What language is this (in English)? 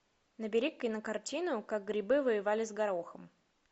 Russian